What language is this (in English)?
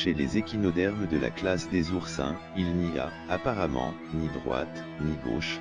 French